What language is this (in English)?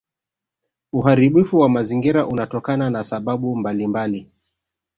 Swahili